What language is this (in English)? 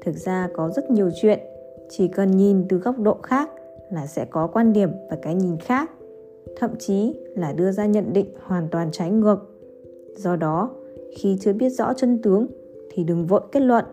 Vietnamese